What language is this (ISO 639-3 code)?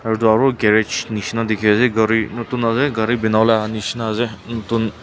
nag